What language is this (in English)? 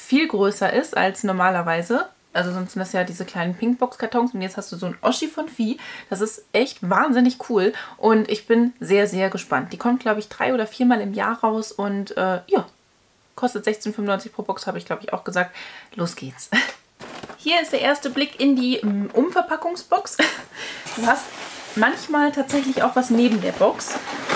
German